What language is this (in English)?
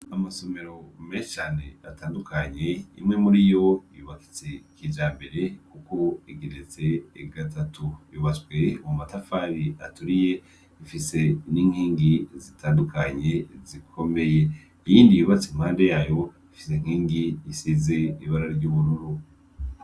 Rundi